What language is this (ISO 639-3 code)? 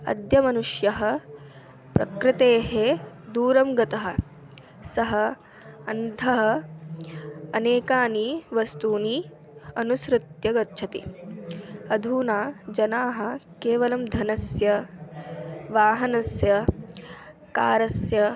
san